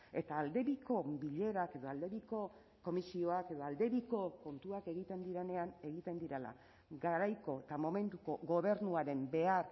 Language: Basque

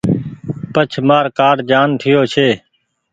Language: Goaria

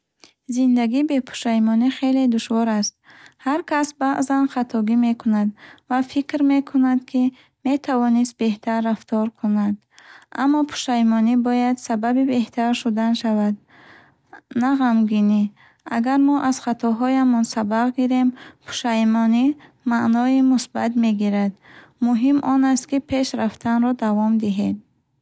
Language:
Bukharic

